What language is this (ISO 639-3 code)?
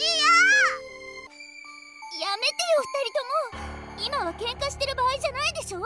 jpn